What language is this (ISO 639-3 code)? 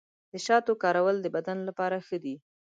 pus